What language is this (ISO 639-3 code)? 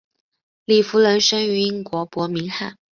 zho